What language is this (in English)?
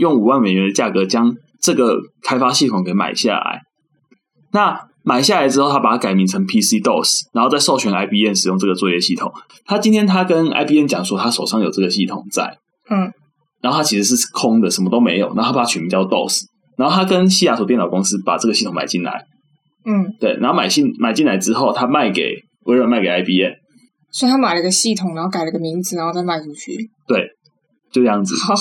Chinese